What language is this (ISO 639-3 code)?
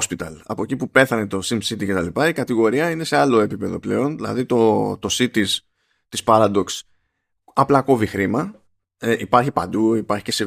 ell